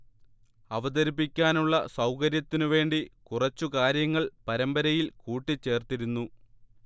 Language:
Malayalam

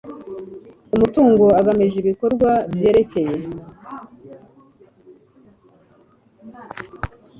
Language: Kinyarwanda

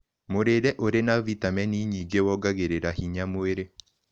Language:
Kikuyu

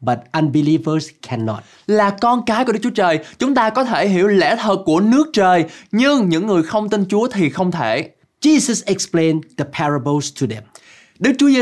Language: Vietnamese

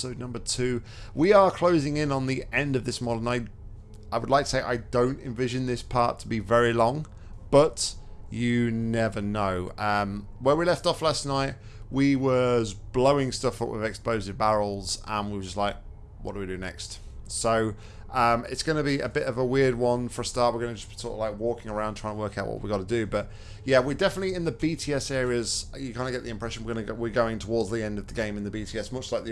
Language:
English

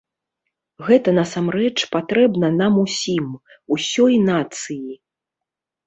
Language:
Belarusian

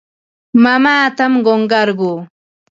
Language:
Ambo-Pasco Quechua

